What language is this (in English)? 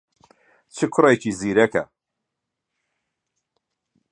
Central Kurdish